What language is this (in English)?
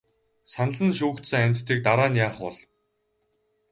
Mongolian